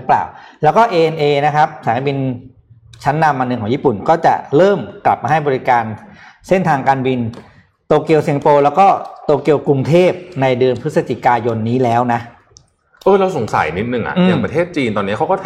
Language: Thai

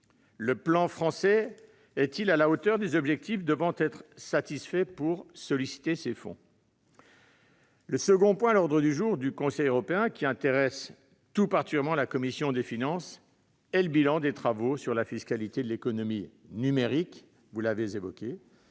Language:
French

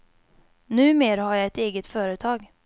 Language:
Swedish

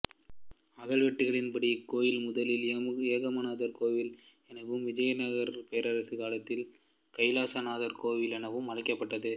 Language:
Tamil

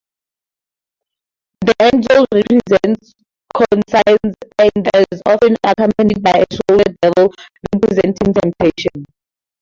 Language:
English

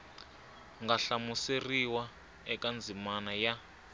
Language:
Tsonga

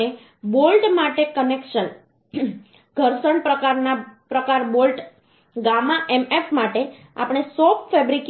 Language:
Gujarati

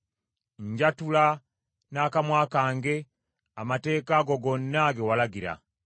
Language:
Ganda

